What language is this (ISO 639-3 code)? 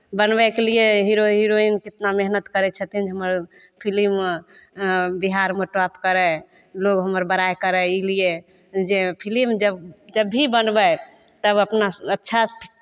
mai